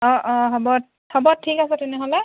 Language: Assamese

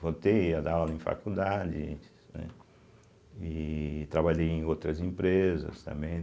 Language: Portuguese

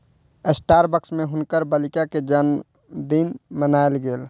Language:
Maithili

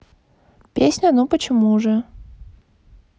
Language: Russian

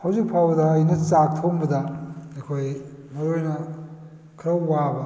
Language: Manipuri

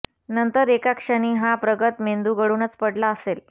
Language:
Marathi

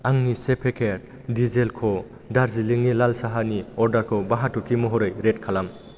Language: Bodo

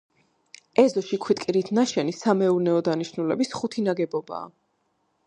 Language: Georgian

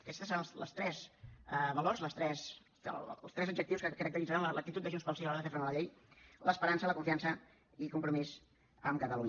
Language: Catalan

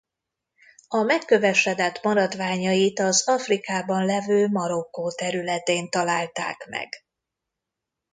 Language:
Hungarian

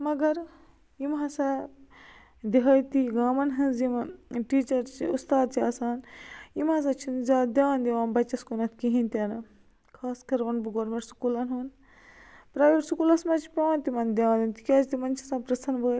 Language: Kashmiri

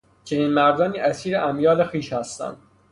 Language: Persian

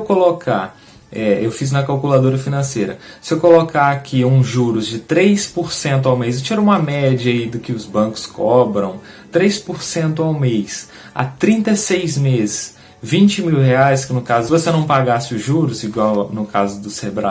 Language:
Portuguese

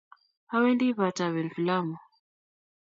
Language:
Kalenjin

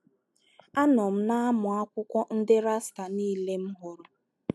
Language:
Igbo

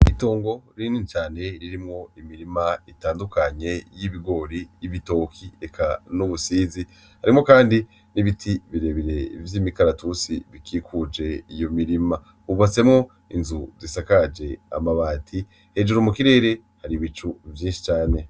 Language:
Rundi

